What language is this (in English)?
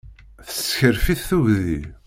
Kabyle